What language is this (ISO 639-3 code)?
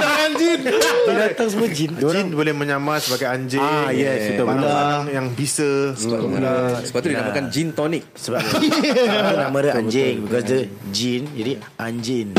msa